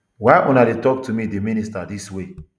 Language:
Nigerian Pidgin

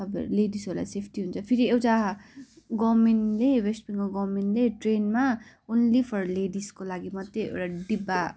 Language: Nepali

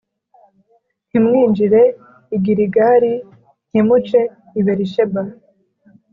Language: Kinyarwanda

